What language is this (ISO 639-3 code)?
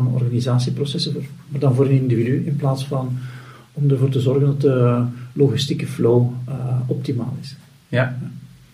nld